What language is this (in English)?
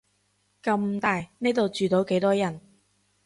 Cantonese